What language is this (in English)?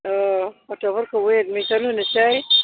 Bodo